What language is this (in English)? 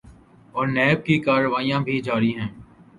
Urdu